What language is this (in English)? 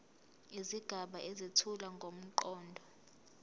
Zulu